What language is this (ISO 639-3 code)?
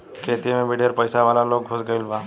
bho